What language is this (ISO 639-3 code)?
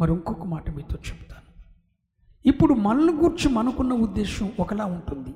tel